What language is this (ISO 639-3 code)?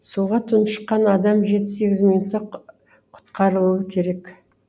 kaz